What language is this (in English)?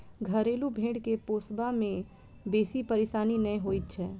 Maithili